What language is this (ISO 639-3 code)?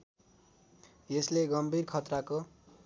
nep